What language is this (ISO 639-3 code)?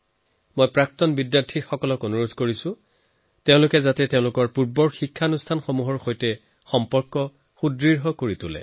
asm